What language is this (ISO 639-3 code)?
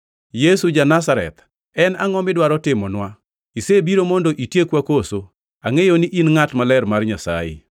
luo